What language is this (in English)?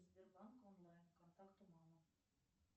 Russian